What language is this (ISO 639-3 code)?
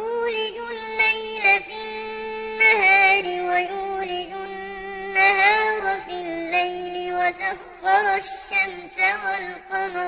ara